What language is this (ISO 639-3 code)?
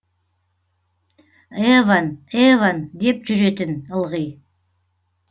kaz